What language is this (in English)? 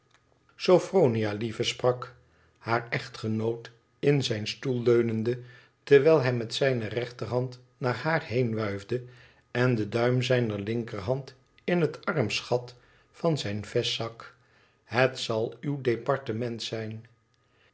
Dutch